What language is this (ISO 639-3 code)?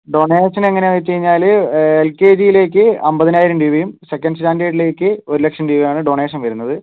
mal